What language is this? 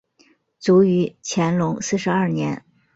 Chinese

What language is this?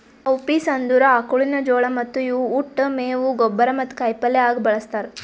Kannada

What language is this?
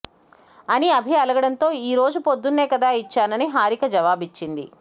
Telugu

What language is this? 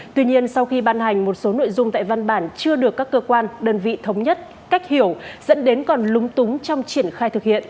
Vietnamese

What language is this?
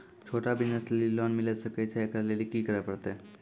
Maithili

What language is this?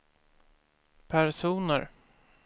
Swedish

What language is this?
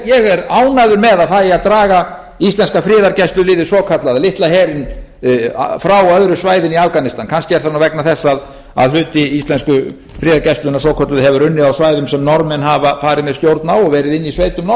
Icelandic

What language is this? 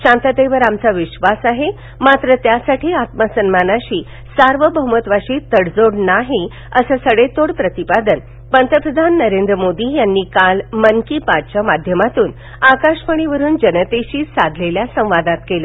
Marathi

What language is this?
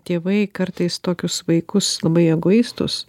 Lithuanian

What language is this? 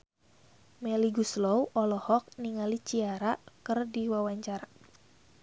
Sundanese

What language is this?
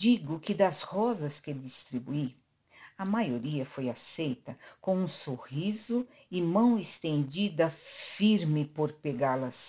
Portuguese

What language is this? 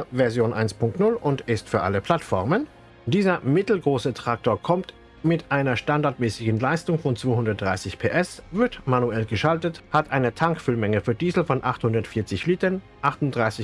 German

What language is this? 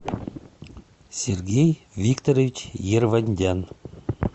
Russian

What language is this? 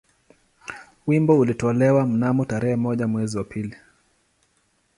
Swahili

